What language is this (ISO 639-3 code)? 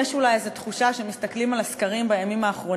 heb